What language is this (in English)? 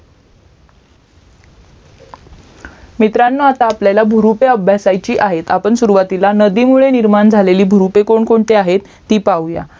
Marathi